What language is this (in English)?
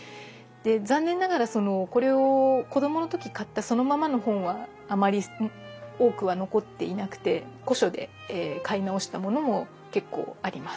Japanese